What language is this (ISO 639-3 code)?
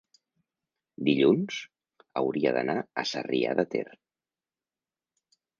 cat